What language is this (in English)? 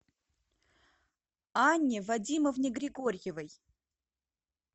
Russian